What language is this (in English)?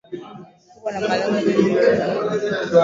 Swahili